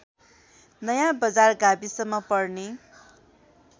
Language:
Nepali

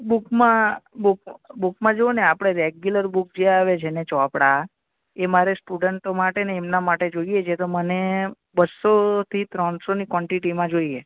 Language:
Gujarati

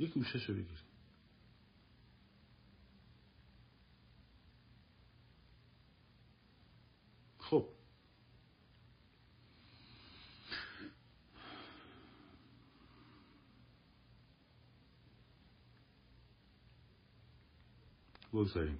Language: Persian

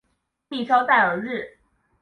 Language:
Chinese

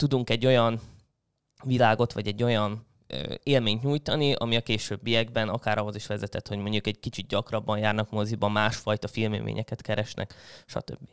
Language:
Hungarian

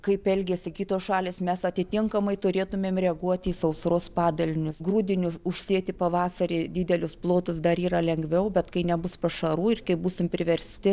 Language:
Lithuanian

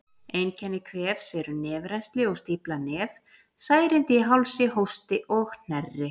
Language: Icelandic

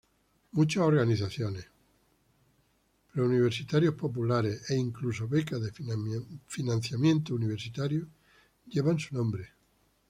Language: Spanish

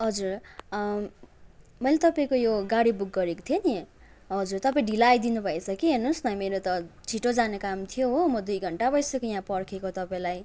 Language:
Nepali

